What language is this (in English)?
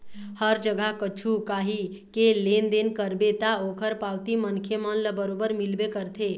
Chhattisgarhi